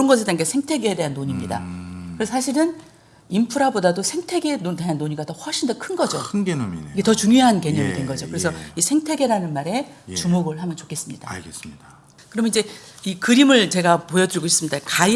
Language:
Korean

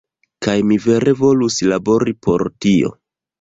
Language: Esperanto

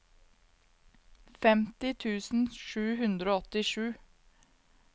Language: Norwegian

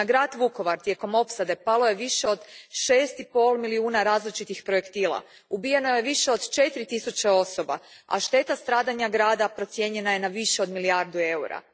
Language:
Croatian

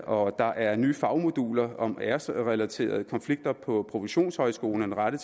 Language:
Danish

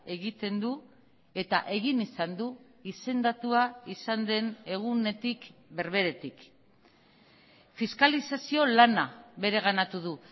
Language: Basque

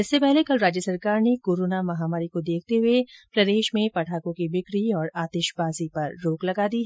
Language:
Hindi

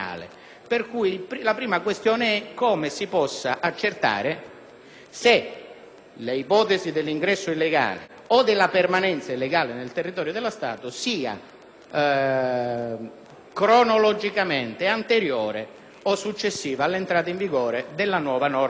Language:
Italian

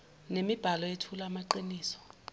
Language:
Zulu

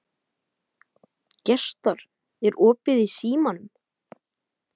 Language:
Icelandic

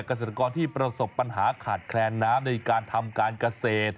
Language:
Thai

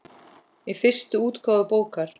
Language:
Icelandic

